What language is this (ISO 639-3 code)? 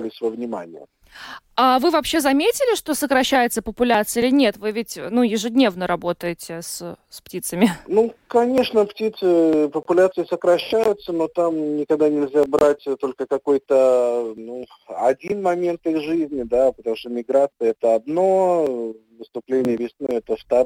rus